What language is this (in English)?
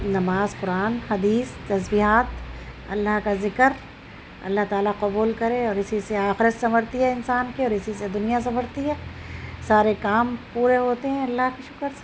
Urdu